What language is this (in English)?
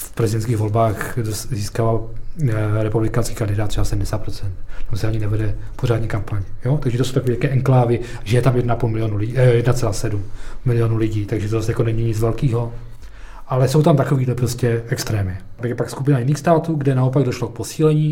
Czech